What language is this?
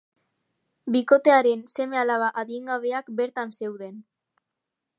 Basque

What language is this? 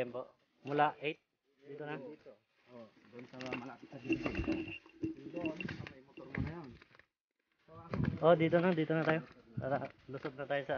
Filipino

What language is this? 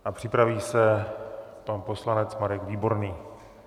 Czech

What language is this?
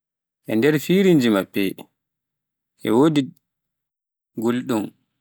Pular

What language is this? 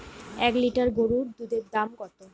Bangla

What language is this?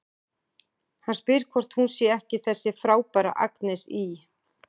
Icelandic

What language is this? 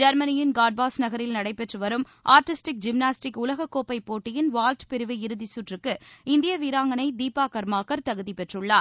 Tamil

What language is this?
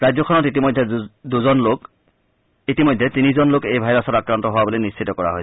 Assamese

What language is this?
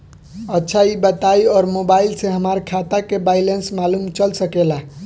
Bhojpuri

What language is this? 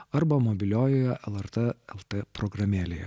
Lithuanian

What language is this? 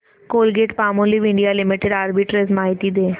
Marathi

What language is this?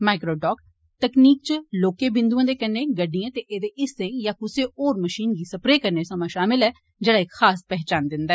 Dogri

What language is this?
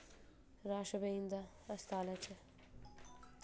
Dogri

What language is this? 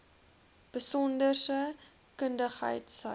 Afrikaans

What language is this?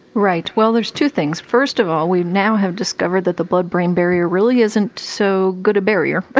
English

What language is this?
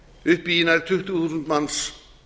Icelandic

